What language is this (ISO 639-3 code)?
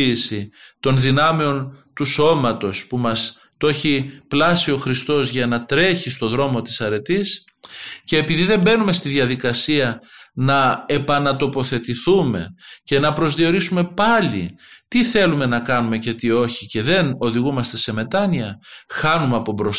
ell